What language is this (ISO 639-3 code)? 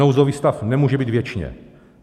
ces